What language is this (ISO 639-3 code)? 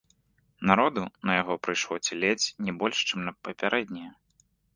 bel